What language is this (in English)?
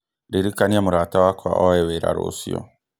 Kikuyu